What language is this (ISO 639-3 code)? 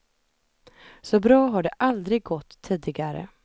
swe